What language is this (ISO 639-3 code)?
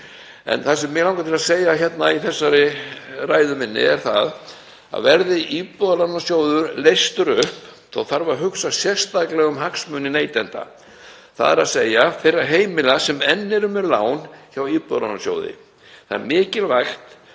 isl